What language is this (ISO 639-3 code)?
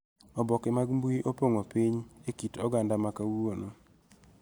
luo